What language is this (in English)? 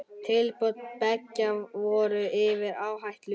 Icelandic